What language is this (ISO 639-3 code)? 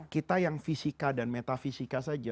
ind